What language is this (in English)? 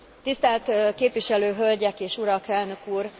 Hungarian